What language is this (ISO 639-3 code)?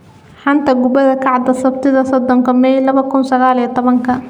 som